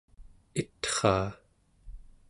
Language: Central Yupik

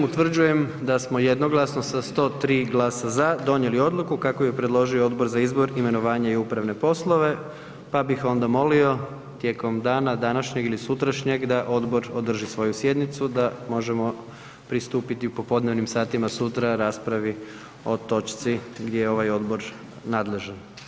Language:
Croatian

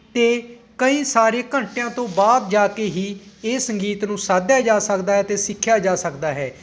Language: Punjabi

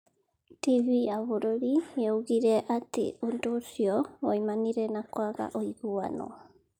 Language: Kikuyu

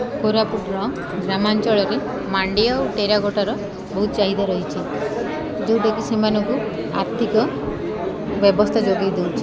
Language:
Odia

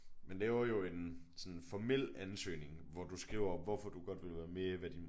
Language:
Danish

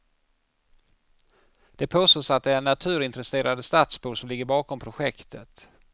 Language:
Swedish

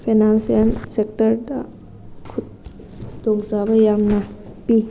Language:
Manipuri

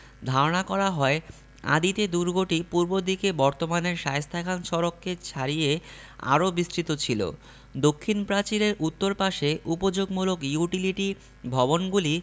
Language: Bangla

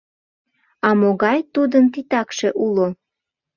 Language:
Mari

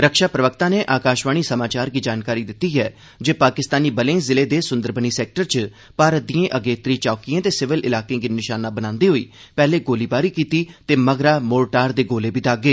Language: Dogri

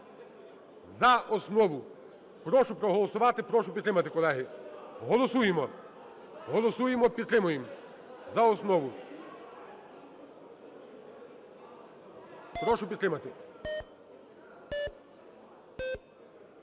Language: Ukrainian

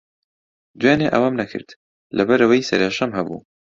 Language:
Central Kurdish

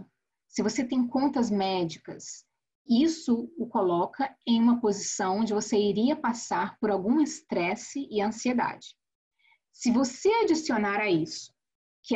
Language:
Portuguese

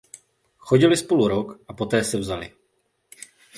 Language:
Czech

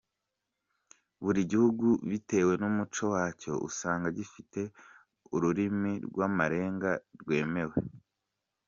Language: Kinyarwanda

